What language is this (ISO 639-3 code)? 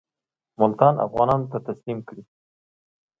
pus